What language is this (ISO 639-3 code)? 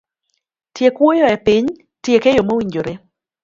luo